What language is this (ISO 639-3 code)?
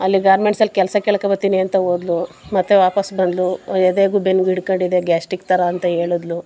kan